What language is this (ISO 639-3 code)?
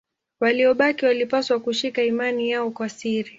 swa